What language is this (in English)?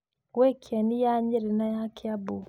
Kikuyu